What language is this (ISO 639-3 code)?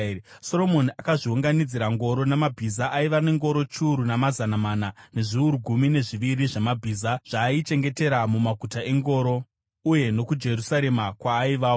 sna